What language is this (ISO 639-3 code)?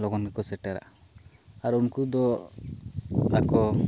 sat